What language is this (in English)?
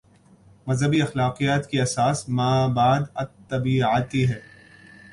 Urdu